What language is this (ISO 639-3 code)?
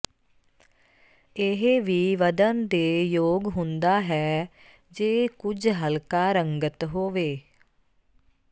pan